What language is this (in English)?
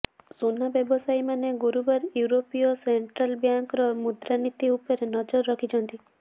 Odia